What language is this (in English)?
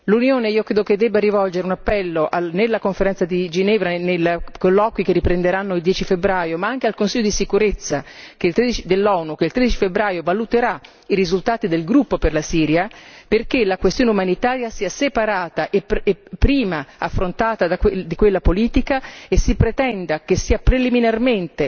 Italian